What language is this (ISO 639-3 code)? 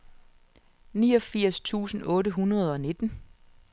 dan